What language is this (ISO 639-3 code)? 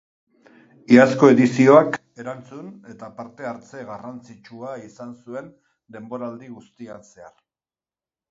eus